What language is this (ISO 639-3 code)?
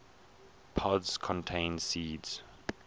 eng